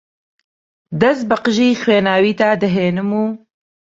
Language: Central Kurdish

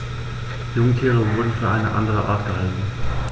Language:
German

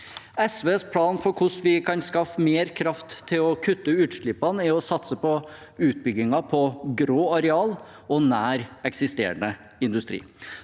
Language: Norwegian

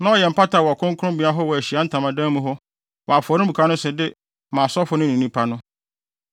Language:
Akan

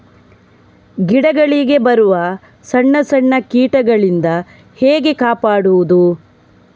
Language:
Kannada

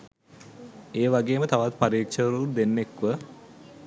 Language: Sinhala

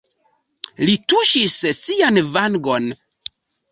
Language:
Esperanto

